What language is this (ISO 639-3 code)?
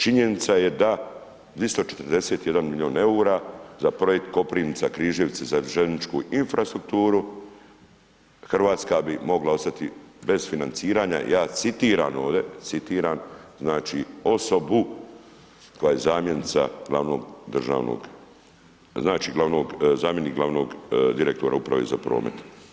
hrv